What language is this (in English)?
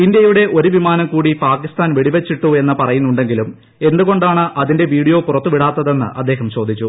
Malayalam